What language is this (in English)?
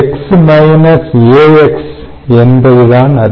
Tamil